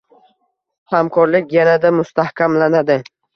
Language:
Uzbek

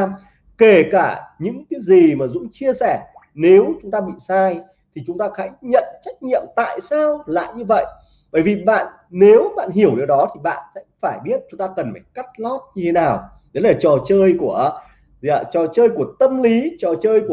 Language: Vietnamese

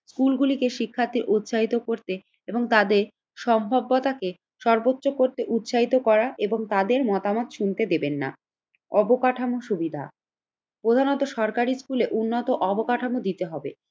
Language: Bangla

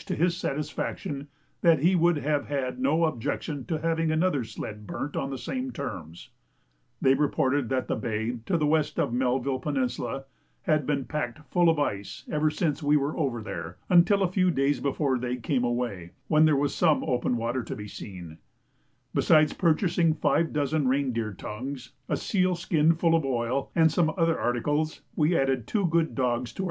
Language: English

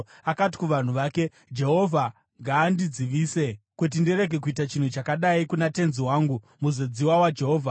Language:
Shona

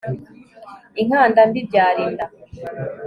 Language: Kinyarwanda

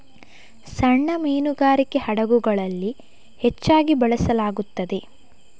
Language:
Kannada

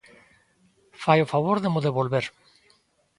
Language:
Galician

